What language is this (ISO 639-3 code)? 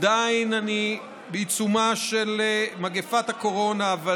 heb